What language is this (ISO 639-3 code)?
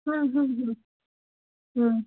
ben